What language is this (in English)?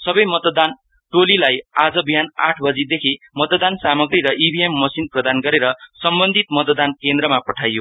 Nepali